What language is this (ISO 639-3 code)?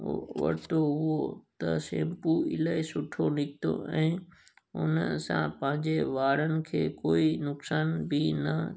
snd